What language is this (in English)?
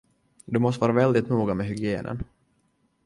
Swedish